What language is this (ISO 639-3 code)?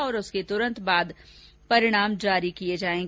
hin